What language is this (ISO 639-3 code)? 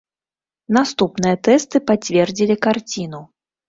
bel